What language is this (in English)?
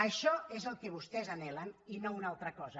Catalan